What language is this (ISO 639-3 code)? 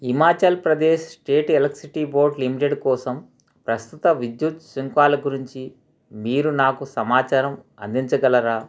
tel